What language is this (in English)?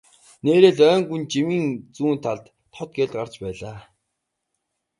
Mongolian